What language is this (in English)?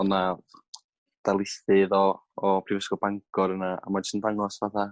Welsh